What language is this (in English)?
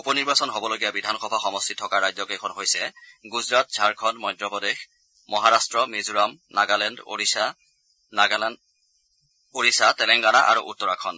Assamese